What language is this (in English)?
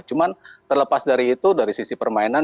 Indonesian